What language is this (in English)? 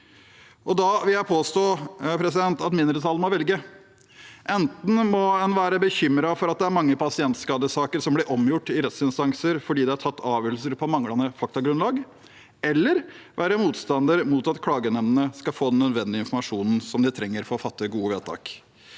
Norwegian